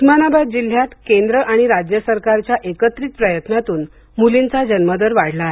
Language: Marathi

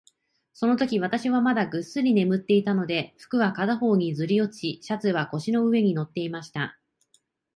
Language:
Japanese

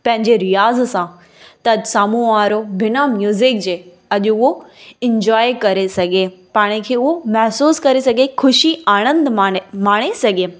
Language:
Sindhi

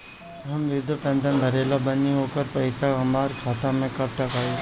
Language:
Bhojpuri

